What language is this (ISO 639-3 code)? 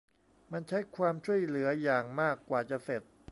tha